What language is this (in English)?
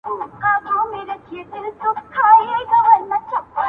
Pashto